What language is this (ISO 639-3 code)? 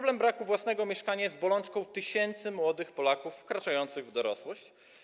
pol